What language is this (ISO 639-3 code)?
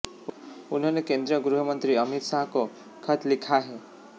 hin